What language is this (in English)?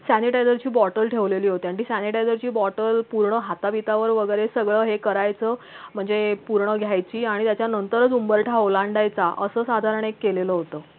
Marathi